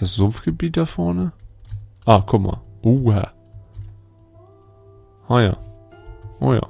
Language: German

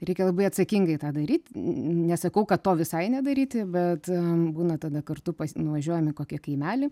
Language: Lithuanian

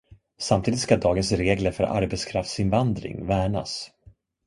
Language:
Swedish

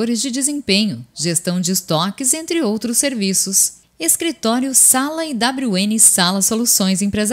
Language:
Portuguese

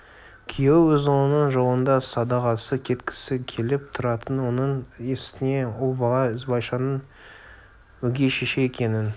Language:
Kazakh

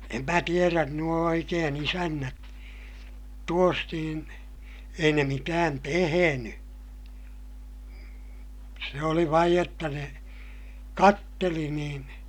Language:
Finnish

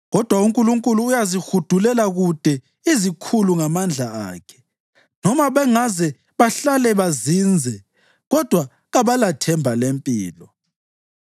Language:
North Ndebele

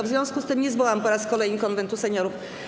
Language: Polish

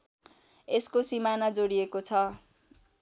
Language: Nepali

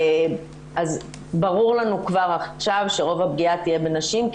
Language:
Hebrew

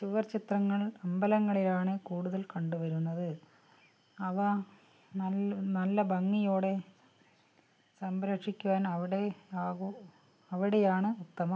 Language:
Malayalam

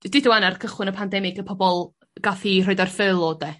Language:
Welsh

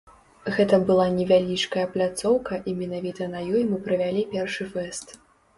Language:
Belarusian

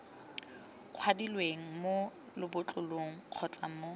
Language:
Tswana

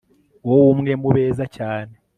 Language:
Kinyarwanda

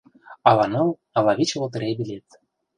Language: Mari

